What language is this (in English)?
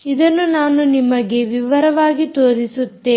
Kannada